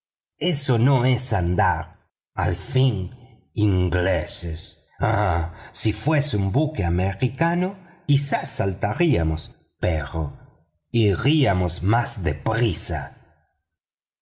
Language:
Spanish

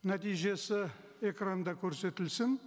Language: Kazakh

